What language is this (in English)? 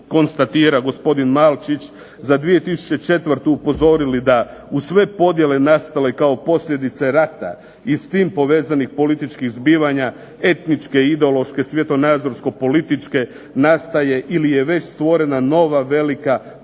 Croatian